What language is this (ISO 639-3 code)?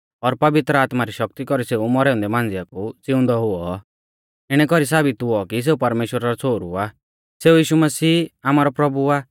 bfz